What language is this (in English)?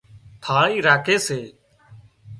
Wadiyara Koli